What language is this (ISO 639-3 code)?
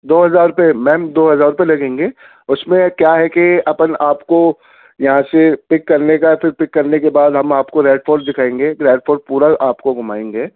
urd